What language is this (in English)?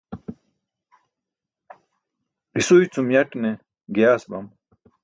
Burushaski